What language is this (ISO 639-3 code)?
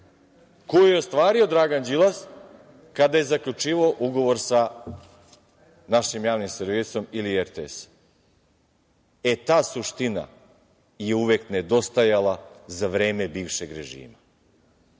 srp